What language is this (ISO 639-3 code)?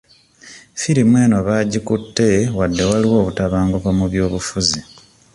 lug